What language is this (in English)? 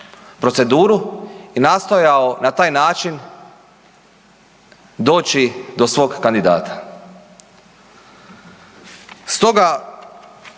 Croatian